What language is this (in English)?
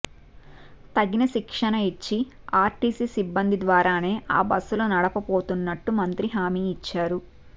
Telugu